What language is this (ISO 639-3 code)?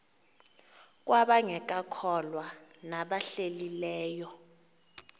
xho